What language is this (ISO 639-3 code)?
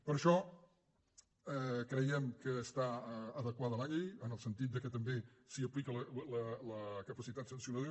cat